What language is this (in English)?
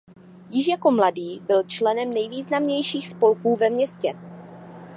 Czech